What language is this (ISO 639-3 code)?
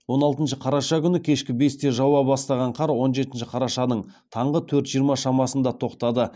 kaz